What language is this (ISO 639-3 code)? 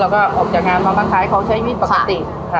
tha